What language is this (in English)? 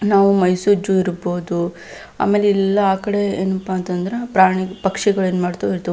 Kannada